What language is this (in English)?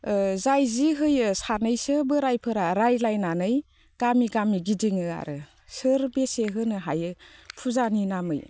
Bodo